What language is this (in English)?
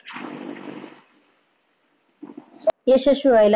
Marathi